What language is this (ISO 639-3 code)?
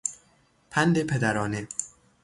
fas